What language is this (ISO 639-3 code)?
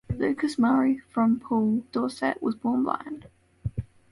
eng